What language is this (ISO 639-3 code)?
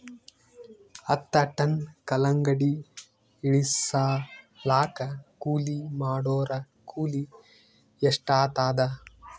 kan